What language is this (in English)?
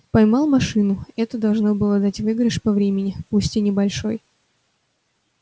Russian